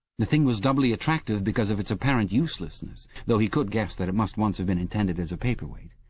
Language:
English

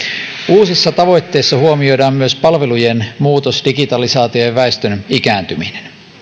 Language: Finnish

